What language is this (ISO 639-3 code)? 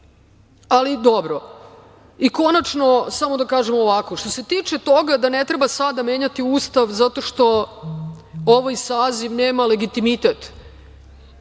srp